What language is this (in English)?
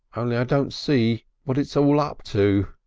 English